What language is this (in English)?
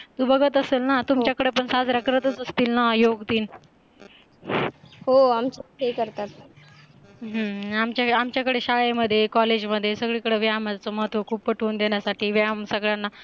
Marathi